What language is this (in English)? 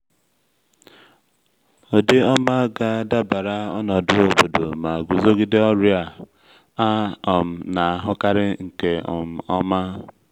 Igbo